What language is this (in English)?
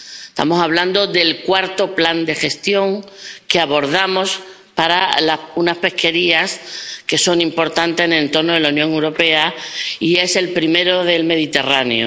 Spanish